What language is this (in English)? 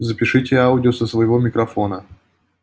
Russian